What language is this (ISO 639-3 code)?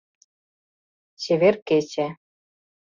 chm